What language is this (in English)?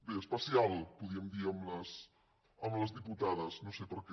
Catalan